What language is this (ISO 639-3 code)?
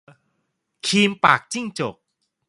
tha